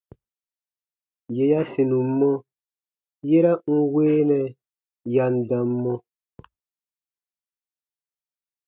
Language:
Baatonum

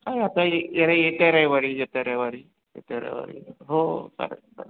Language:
Marathi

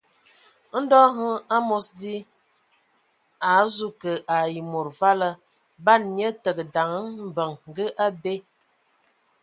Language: Ewondo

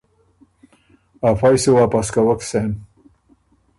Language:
Ormuri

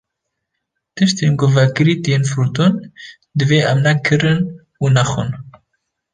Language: Kurdish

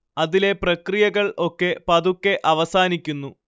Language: Malayalam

